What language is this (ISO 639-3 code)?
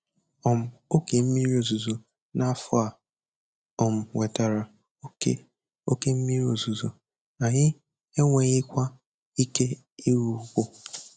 ibo